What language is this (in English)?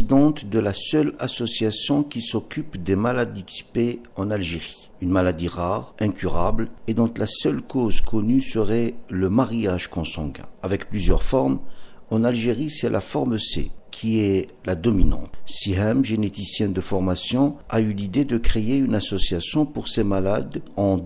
French